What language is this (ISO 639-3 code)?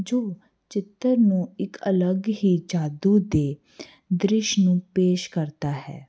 pan